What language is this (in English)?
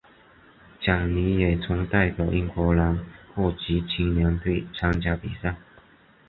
Chinese